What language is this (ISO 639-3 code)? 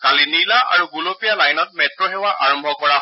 asm